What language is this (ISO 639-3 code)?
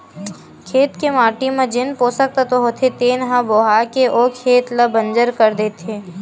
hne